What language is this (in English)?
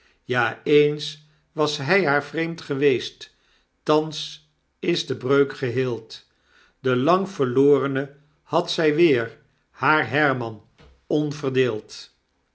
Dutch